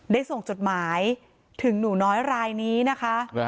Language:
Thai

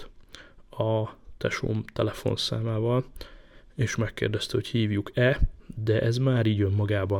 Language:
Hungarian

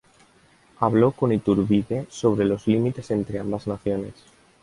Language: Spanish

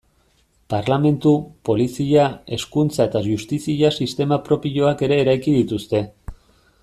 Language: Basque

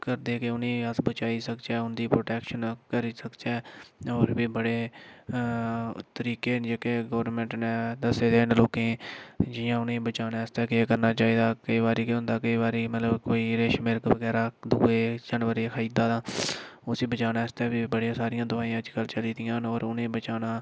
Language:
Dogri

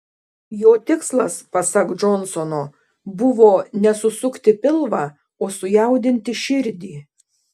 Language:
Lithuanian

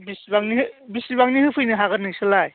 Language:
Bodo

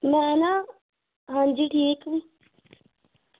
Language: Dogri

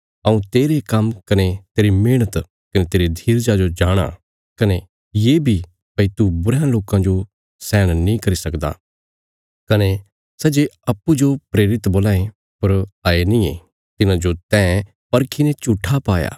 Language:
Bilaspuri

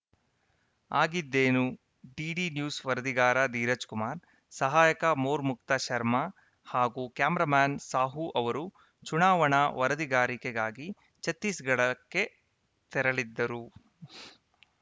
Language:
Kannada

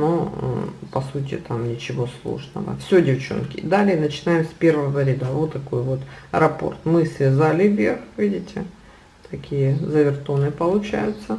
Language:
Russian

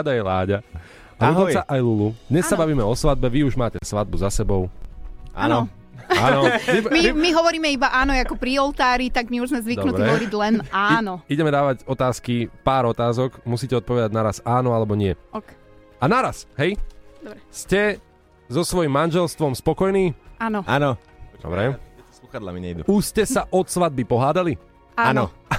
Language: Slovak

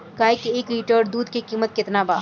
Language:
Bhojpuri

